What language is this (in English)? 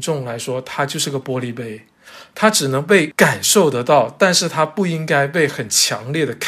Chinese